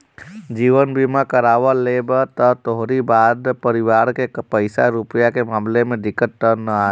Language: Bhojpuri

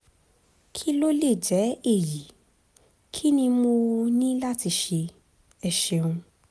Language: Yoruba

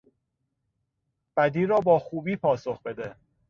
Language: Persian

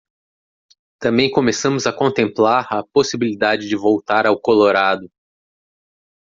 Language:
Portuguese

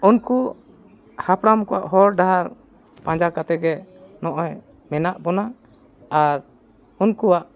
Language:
Santali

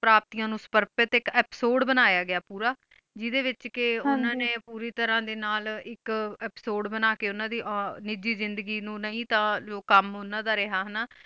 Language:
Punjabi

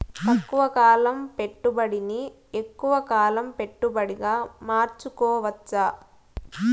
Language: Telugu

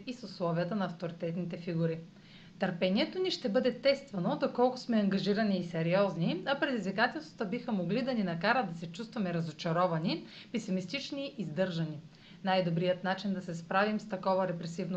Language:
Bulgarian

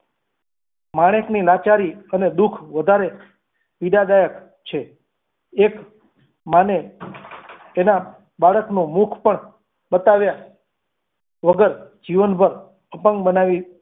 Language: Gujarati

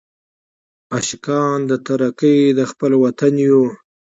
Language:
Pashto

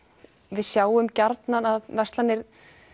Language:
Icelandic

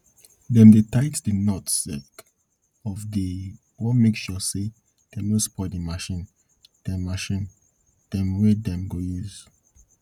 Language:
Nigerian Pidgin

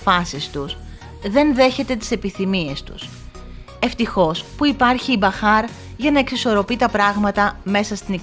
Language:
Greek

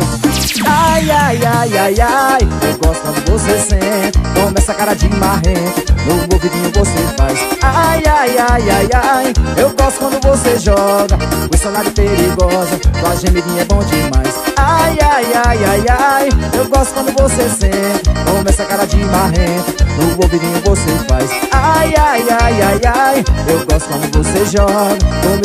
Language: Portuguese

